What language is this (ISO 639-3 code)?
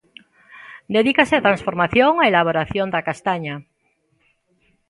glg